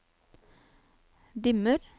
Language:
Norwegian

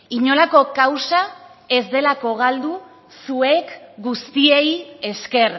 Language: Basque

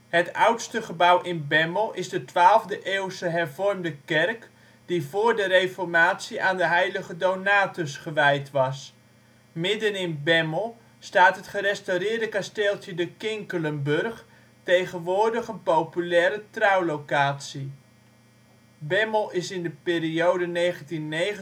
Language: Dutch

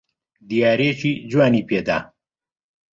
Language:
Central Kurdish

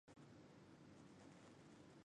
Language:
Chinese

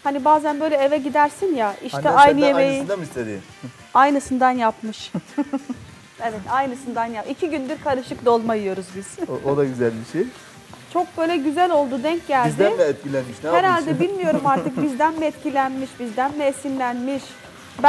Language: Turkish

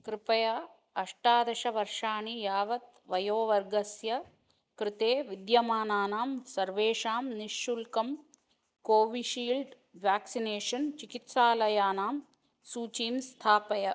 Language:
Sanskrit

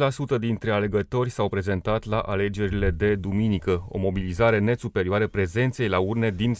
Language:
Romanian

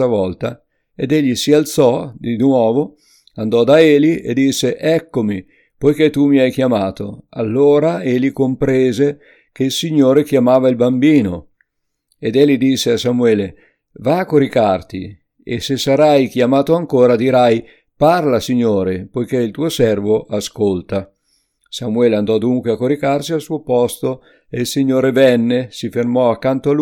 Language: Italian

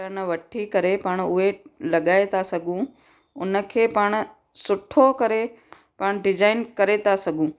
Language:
Sindhi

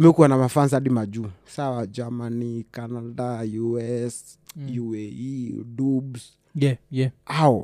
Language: Swahili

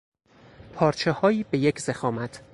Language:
Persian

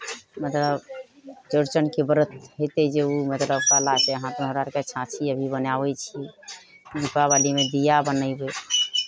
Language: Maithili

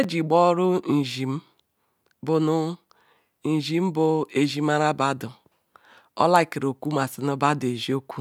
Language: Ikwere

